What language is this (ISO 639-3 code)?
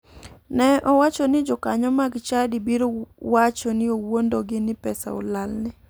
luo